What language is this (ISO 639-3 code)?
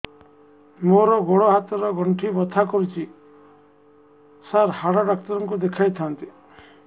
ori